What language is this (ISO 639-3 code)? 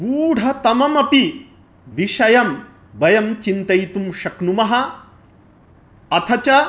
san